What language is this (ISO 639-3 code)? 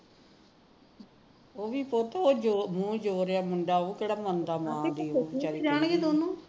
pan